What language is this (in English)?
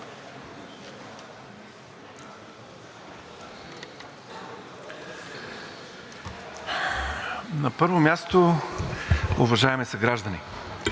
Bulgarian